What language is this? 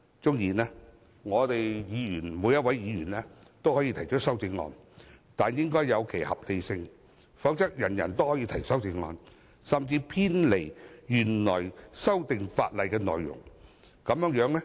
Cantonese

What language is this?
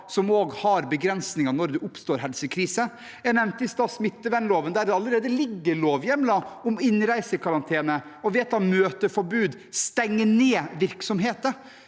Norwegian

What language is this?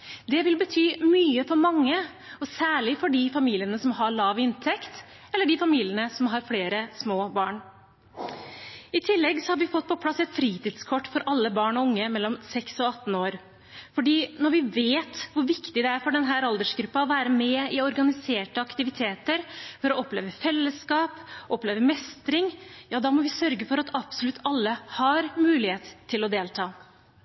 Norwegian Bokmål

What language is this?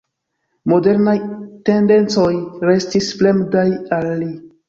Esperanto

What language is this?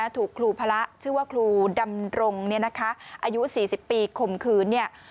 Thai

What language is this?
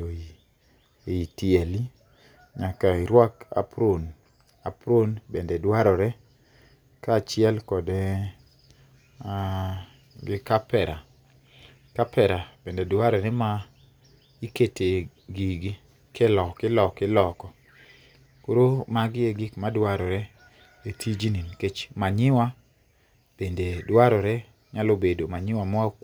Luo (Kenya and Tanzania)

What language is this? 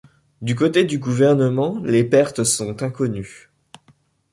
French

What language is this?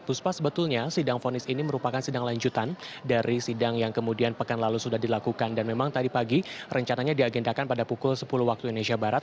Indonesian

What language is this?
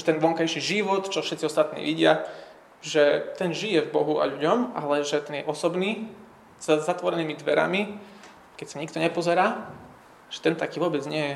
Slovak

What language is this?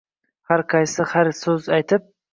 Uzbek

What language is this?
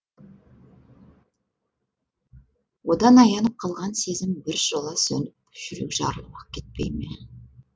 Kazakh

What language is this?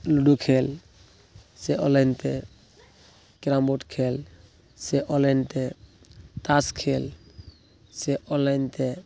Santali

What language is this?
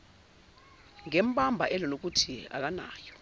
Zulu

